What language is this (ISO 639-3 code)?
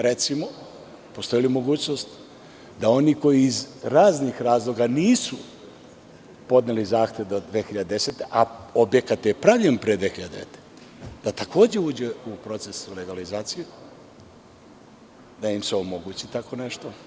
srp